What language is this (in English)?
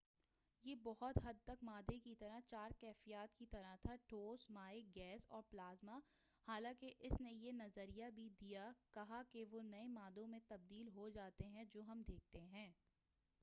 Urdu